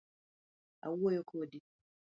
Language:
Luo (Kenya and Tanzania)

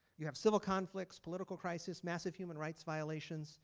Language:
English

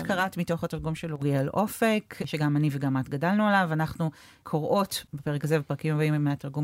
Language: Hebrew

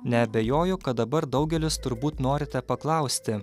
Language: Lithuanian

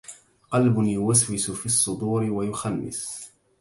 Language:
Arabic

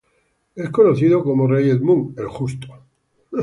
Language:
Spanish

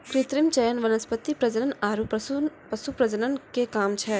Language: Maithili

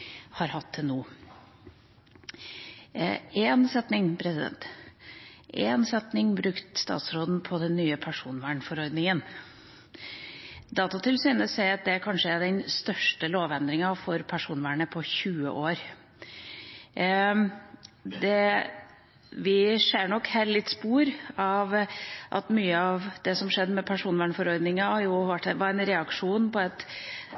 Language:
Norwegian Bokmål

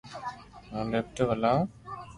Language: Loarki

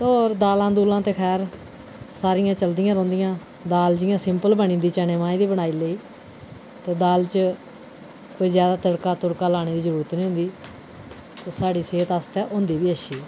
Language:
Dogri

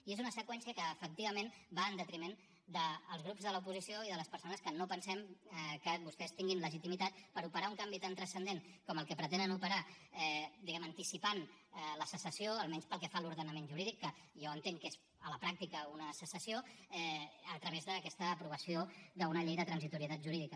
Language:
Catalan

